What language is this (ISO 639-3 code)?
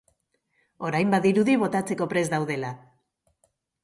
eus